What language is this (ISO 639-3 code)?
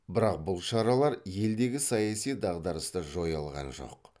kaz